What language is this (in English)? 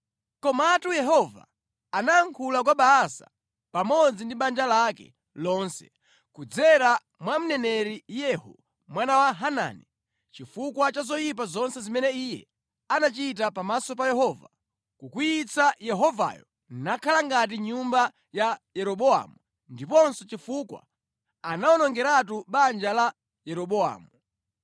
Nyanja